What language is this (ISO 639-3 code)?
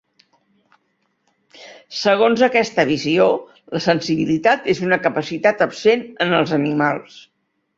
cat